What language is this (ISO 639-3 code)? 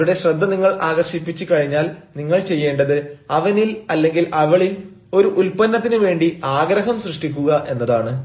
mal